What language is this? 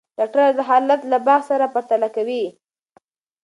Pashto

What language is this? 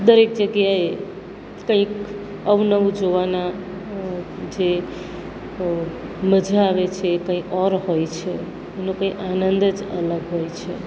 Gujarati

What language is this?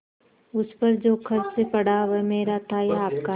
Hindi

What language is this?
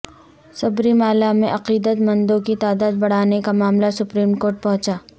Urdu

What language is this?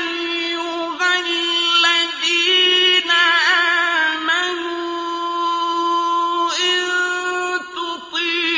Arabic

